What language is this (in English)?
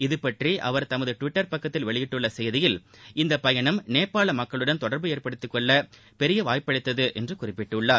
Tamil